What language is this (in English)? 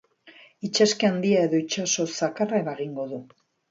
Basque